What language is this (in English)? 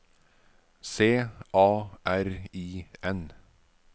Norwegian